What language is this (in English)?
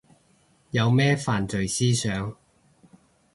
Cantonese